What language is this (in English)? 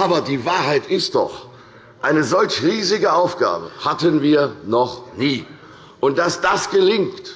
German